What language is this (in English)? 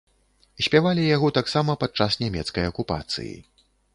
Belarusian